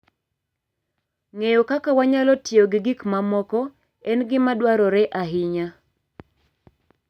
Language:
Luo (Kenya and Tanzania)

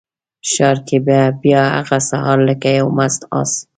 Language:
Pashto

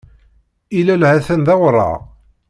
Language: Kabyle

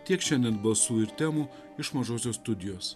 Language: Lithuanian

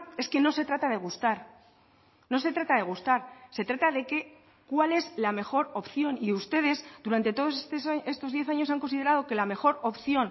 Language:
Spanish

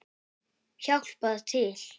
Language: Icelandic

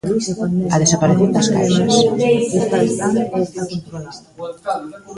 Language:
Galician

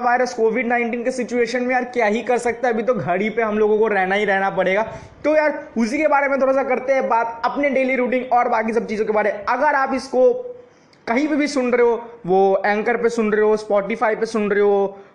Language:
Hindi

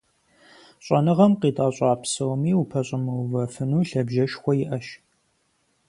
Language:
Kabardian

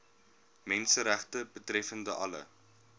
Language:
Afrikaans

